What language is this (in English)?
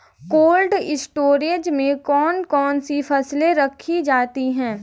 Hindi